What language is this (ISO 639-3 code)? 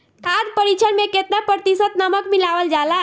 bho